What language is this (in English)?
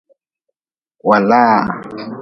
Nawdm